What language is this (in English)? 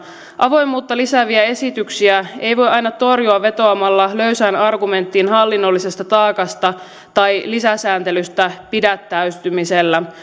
Finnish